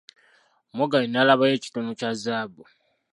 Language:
Ganda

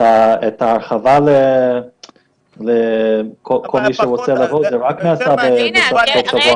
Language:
Hebrew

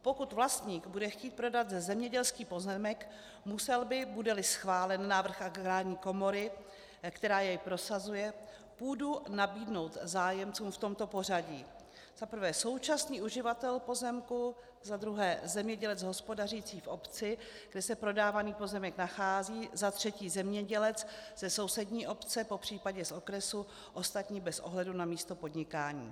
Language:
Czech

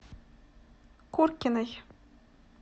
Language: Russian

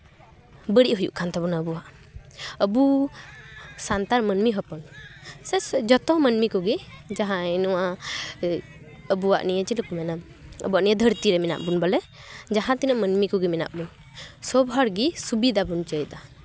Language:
Santali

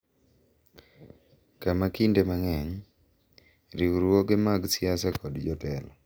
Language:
Luo (Kenya and Tanzania)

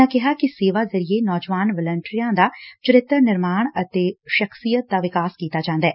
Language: Punjabi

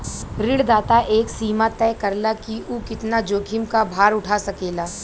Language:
Bhojpuri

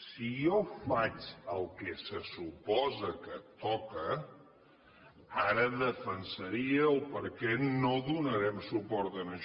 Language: Catalan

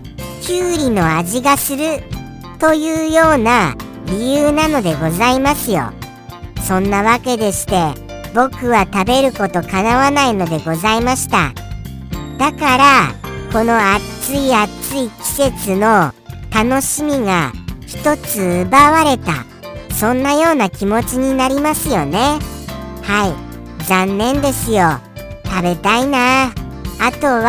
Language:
Japanese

